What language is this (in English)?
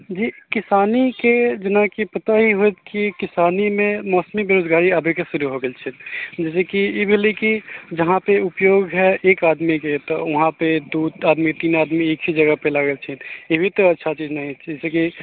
Maithili